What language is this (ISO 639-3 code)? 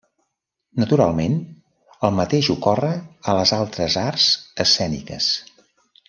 cat